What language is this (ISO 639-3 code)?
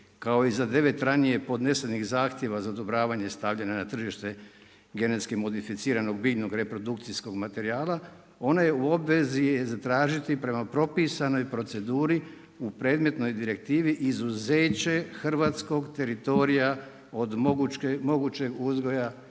hrv